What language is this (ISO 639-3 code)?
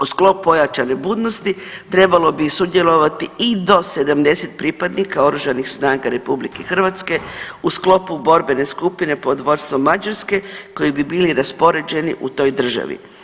hrv